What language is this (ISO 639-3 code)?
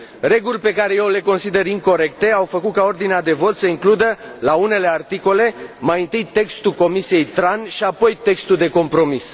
ron